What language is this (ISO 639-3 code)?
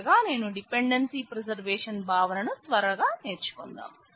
tel